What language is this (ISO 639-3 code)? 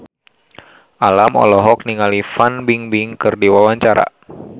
sun